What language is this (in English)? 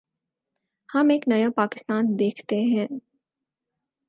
Urdu